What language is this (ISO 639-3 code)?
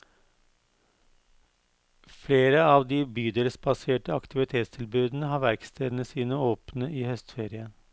nor